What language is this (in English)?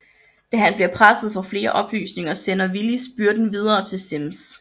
Danish